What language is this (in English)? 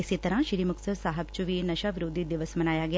Punjabi